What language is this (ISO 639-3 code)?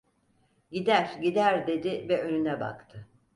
tur